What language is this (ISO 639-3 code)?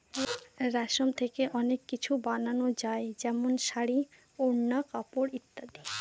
ben